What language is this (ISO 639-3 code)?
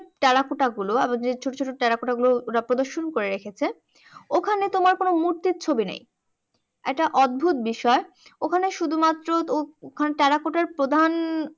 ben